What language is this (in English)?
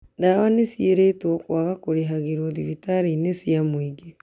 Kikuyu